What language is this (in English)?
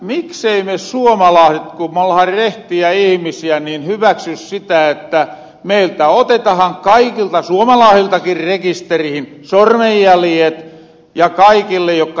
Finnish